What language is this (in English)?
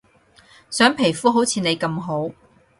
Cantonese